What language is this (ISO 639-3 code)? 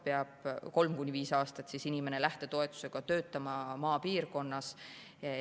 est